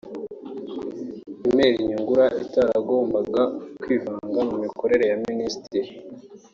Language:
Kinyarwanda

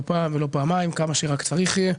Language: Hebrew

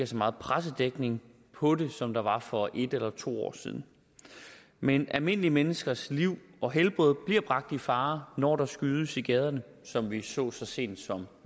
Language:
Danish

